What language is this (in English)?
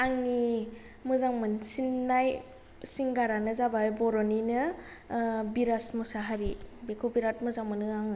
Bodo